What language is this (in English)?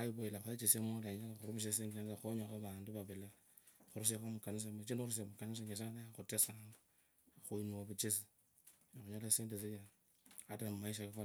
Kabras